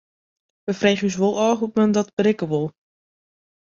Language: Western Frisian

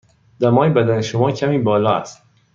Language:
Persian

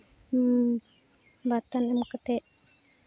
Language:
Santali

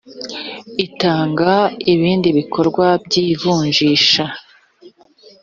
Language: Kinyarwanda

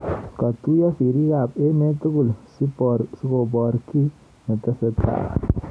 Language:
Kalenjin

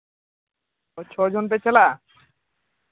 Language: Santali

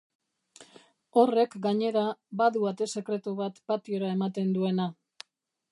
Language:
Basque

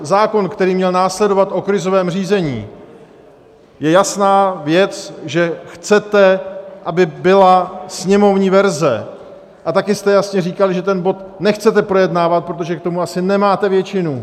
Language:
Czech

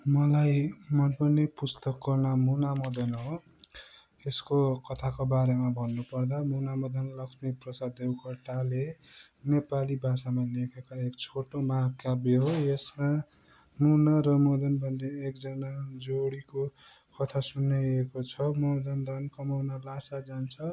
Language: Nepali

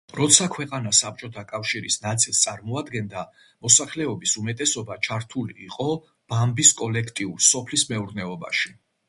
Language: Georgian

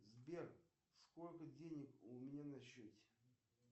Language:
Russian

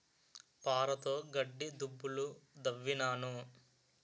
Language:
Telugu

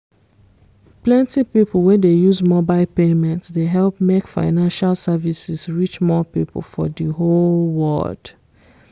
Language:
Nigerian Pidgin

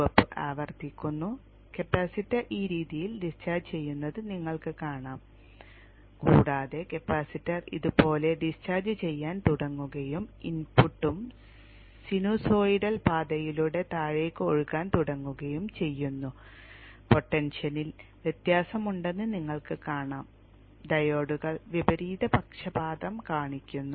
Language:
Malayalam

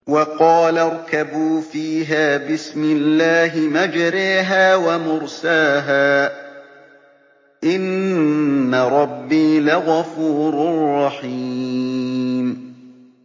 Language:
Arabic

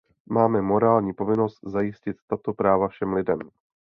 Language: Czech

